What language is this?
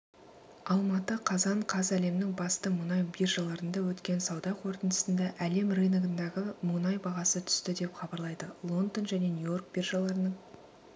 Kazakh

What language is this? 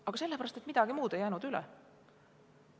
Estonian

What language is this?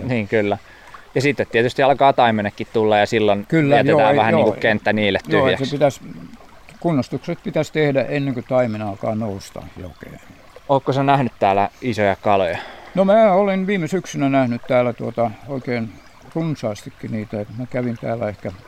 Finnish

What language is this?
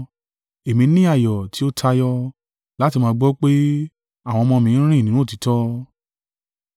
Yoruba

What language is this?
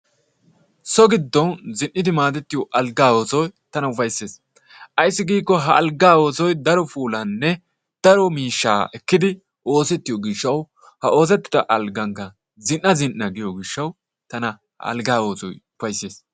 Wolaytta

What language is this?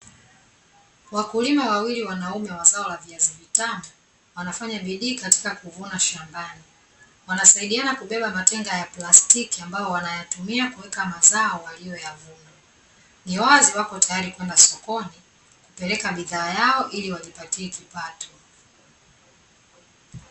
Swahili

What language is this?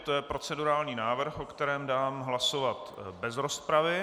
Czech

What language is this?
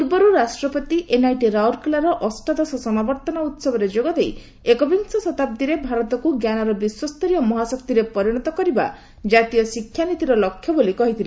Odia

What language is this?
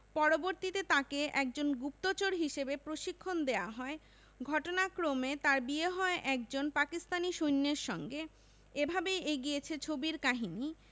Bangla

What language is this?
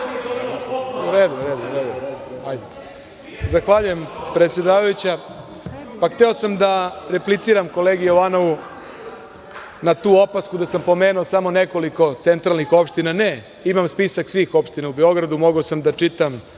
Serbian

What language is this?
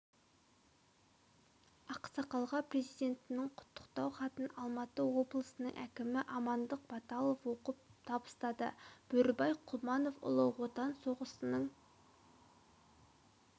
Kazakh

